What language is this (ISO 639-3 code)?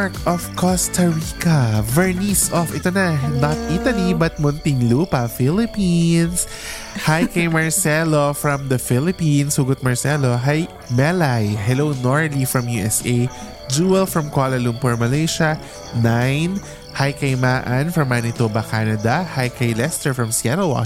fil